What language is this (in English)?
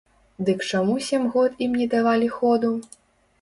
Belarusian